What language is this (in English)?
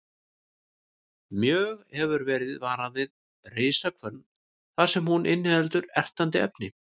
Icelandic